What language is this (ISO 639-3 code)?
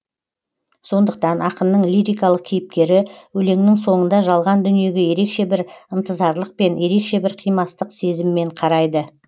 kaz